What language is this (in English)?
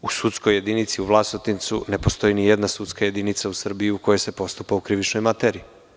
Serbian